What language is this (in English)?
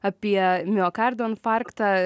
Lithuanian